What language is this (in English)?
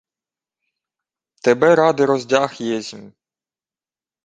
Ukrainian